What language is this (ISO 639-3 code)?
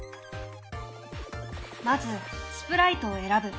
jpn